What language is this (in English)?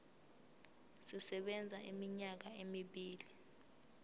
Zulu